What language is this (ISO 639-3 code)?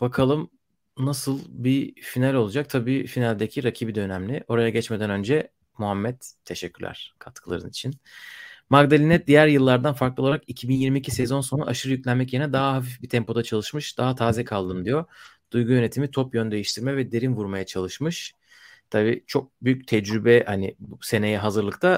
tur